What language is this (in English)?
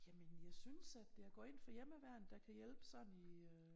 Danish